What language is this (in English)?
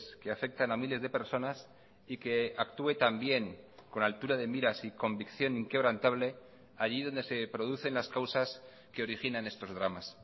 Spanish